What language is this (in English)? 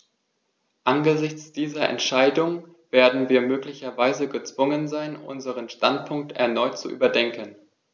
German